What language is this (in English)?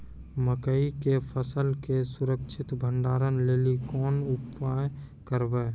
Maithili